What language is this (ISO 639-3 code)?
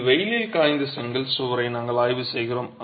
tam